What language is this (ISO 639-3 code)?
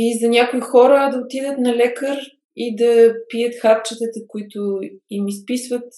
bul